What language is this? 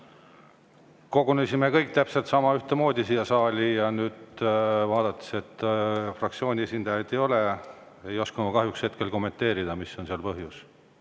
Estonian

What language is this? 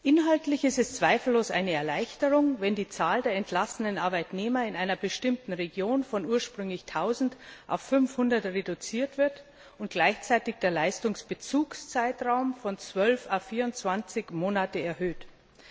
German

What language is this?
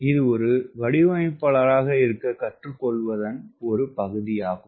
Tamil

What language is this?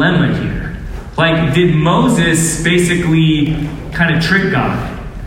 English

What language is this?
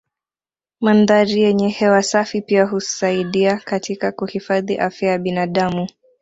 Swahili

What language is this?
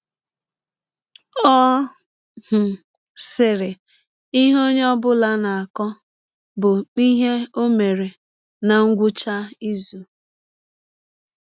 Igbo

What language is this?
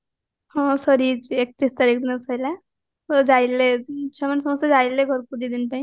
Odia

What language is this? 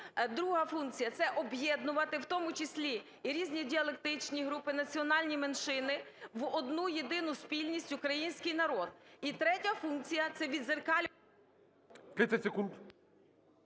Ukrainian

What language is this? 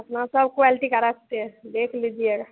Hindi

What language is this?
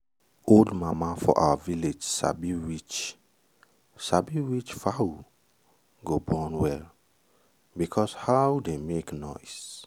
Nigerian Pidgin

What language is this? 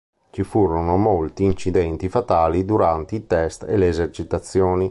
Italian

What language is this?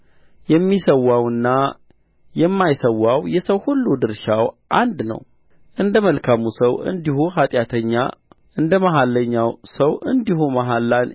Amharic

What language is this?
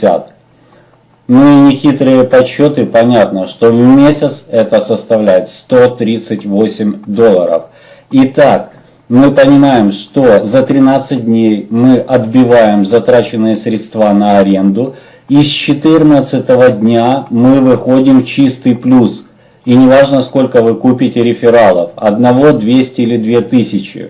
Russian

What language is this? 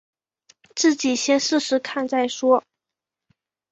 Chinese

